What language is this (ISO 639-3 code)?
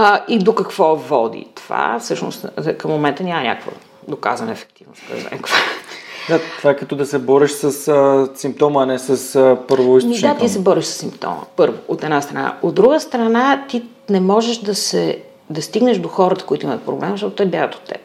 bul